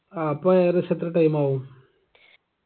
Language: Malayalam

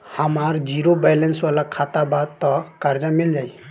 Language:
Bhojpuri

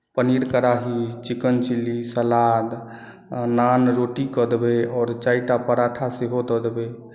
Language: Maithili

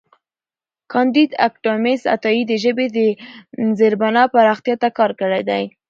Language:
Pashto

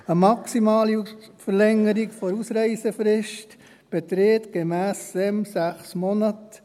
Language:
Swiss German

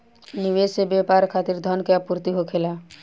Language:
Bhojpuri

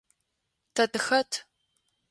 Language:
Adyghe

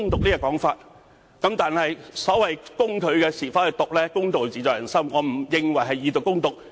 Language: Cantonese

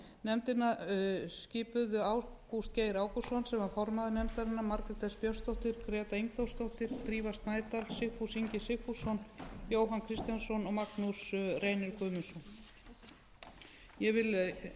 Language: Icelandic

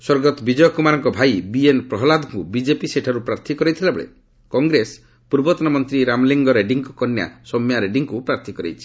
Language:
Odia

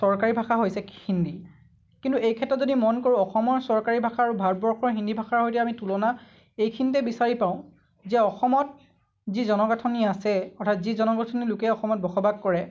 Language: Assamese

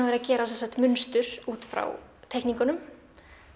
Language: Icelandic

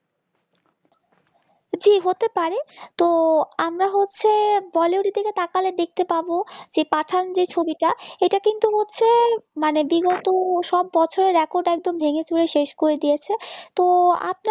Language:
Bangla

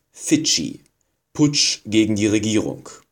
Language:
German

